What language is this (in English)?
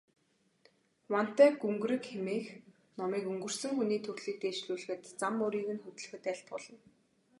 Mongolian